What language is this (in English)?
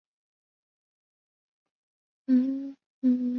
Chinese